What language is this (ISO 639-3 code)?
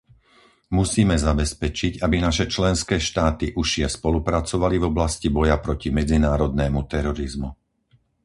slk